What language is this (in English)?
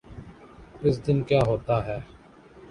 Urdu